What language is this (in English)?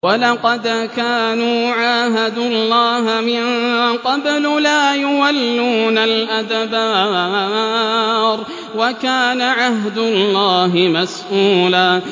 Arabic